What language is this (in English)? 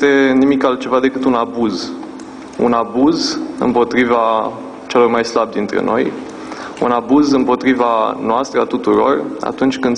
Romanian